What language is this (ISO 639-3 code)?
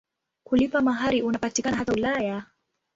swa